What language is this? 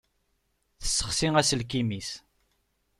Kabyle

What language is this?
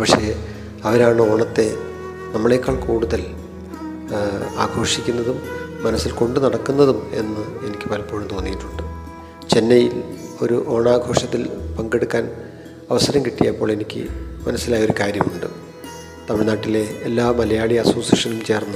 Malayalam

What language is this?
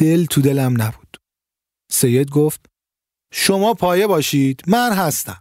Persian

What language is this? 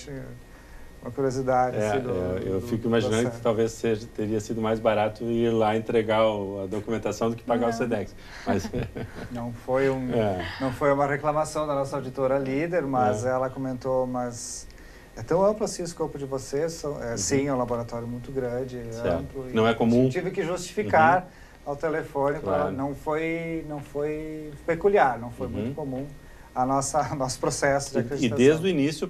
Portuguese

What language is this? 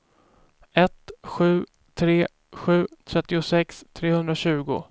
Swedish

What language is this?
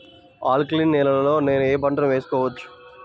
Telugu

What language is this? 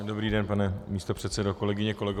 Czech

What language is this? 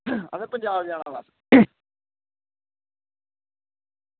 Dogri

